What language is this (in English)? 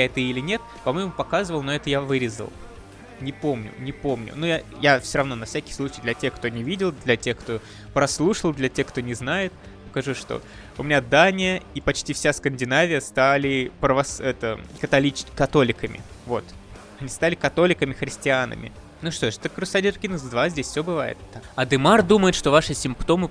Russian